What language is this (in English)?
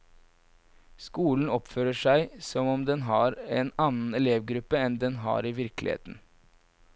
Norwegian